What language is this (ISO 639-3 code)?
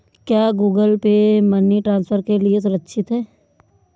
hin